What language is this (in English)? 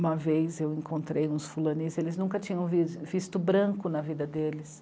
Portuguese